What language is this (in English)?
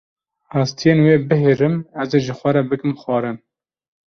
Kurdish